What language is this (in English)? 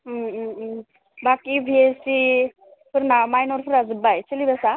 Bodo